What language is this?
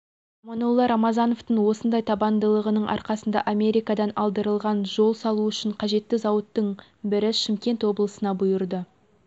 Kazakh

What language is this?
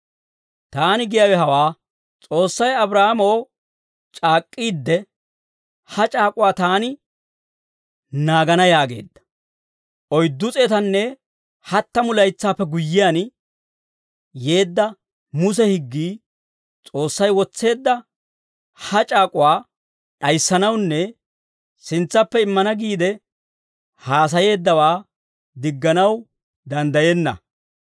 Dawro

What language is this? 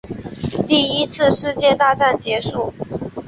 Chinese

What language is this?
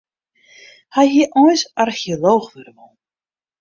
Western Frisian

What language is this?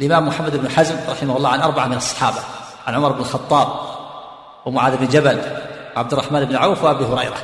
Arabic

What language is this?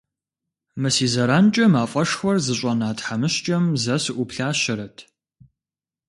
Kabardian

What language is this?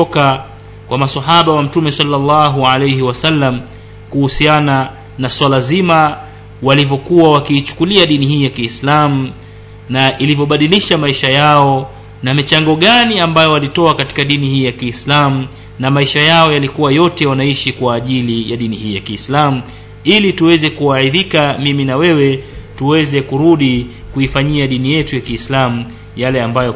Swahili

